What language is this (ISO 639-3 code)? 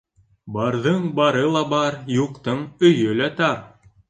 bak